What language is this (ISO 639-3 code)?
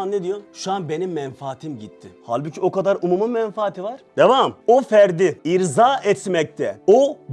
tur